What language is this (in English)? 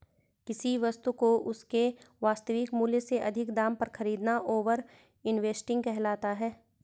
Hindi